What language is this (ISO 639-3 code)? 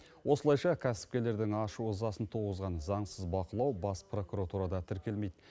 kaz